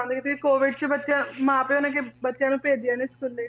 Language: Punjabi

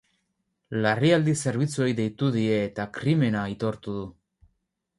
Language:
Basque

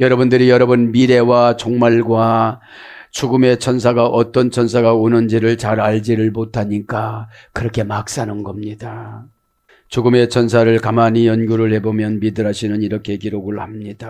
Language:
Korean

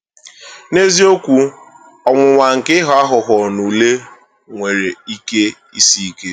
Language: Igbo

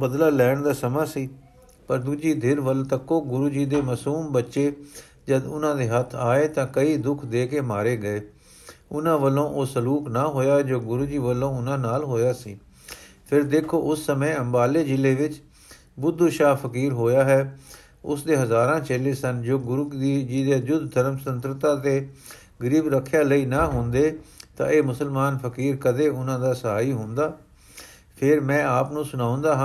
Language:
Punjabi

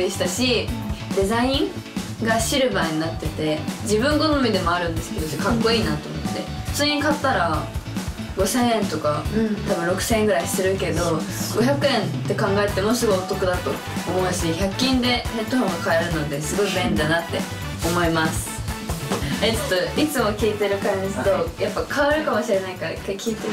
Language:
Japanese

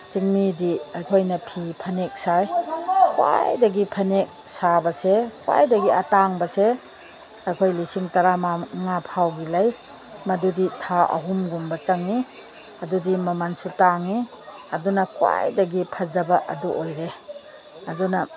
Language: Manipuri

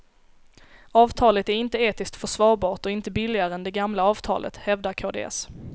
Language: Swedish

